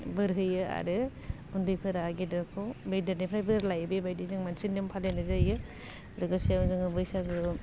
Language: Bodo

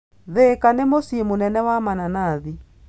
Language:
Kikuyu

